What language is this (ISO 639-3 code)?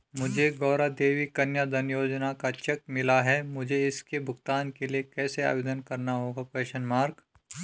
hin